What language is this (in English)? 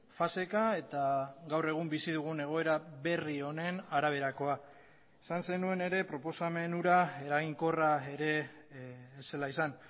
Basque